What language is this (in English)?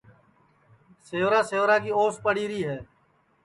Sansi